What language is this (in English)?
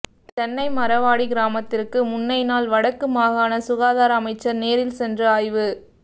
Tamil